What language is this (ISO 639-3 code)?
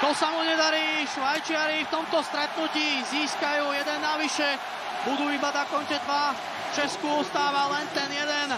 slk